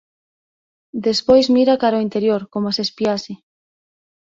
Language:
Galician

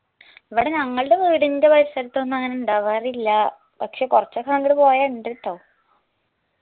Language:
Malayalam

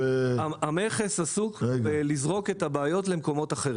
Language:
Hebrew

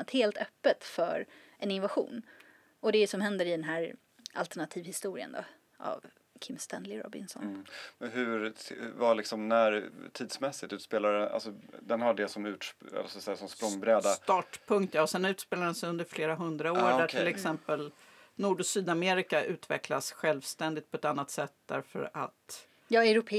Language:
Swedish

